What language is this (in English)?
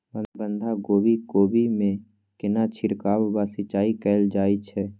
Maithili